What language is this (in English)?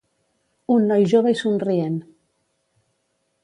Catalan